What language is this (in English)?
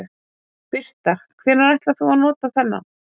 Icelandic